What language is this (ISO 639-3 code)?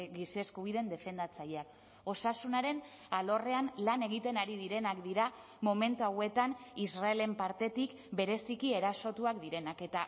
eus